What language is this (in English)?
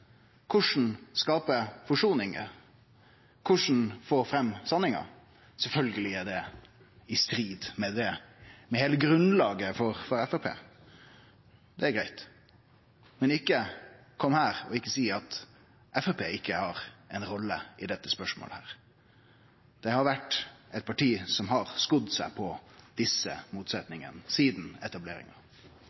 Norwegian Nynorsk